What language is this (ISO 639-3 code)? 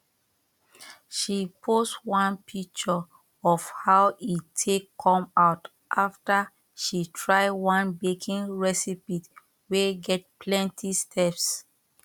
pcm